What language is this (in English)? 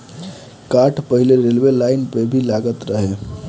Bhojpuri